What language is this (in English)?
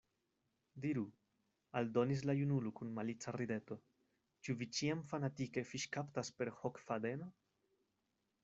Esperanto